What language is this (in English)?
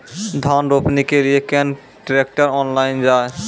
Maithili